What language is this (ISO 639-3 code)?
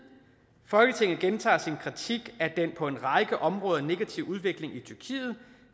dan